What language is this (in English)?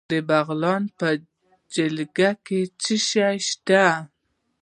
Pashto